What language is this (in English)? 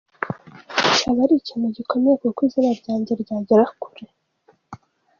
Kinyarwanda